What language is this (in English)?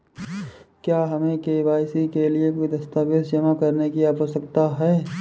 Hindi